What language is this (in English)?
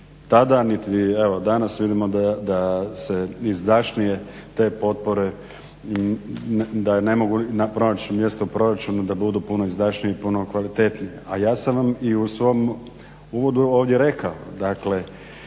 Croatian